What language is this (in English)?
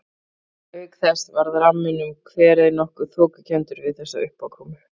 Icelandic